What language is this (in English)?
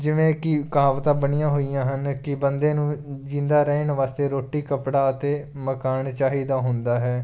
Punjabi